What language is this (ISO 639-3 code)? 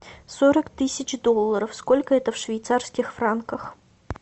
rus